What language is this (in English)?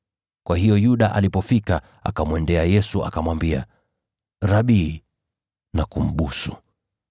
Swahili